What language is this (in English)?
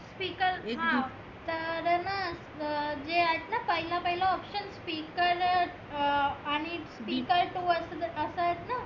Marathi